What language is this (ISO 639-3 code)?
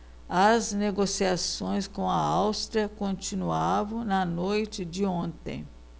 por